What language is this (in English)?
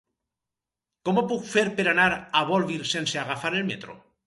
Catalan